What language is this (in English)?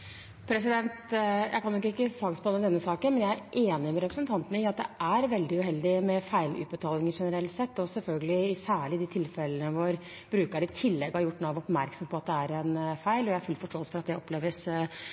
Norwegian Bokmål